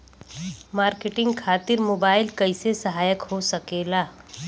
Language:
Bhojpuri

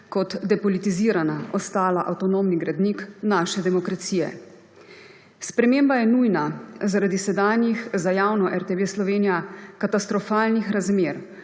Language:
Slovenian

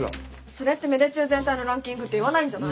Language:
Japanese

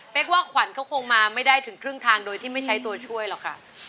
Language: Thai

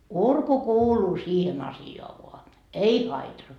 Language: Finnish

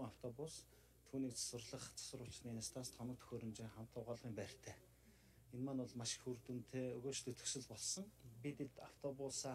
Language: Korean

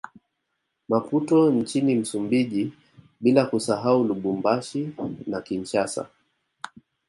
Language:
Swahili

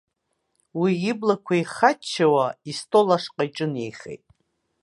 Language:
Abkhazian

